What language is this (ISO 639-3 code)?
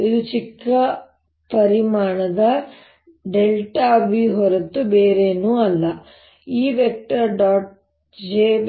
kan